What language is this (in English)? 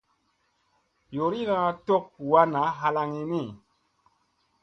Musey